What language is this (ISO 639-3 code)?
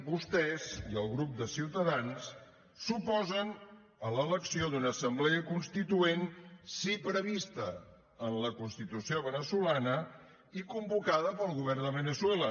cat